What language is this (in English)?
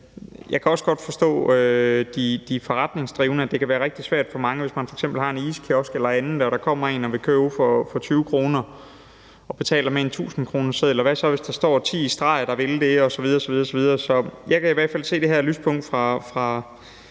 Danish